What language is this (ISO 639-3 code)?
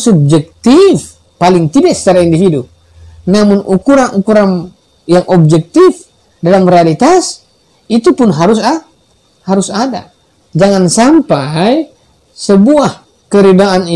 ind